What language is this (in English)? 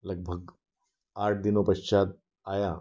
Hindi